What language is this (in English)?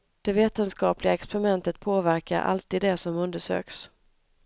Swedish